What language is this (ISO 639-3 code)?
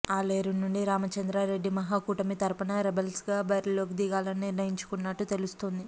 tel